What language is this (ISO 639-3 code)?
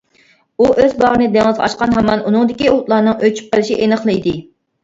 uig